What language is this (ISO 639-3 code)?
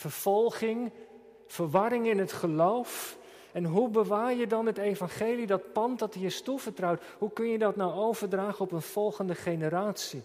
nld